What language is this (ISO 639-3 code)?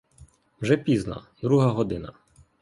ukr